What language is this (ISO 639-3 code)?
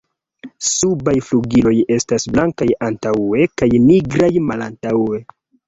epo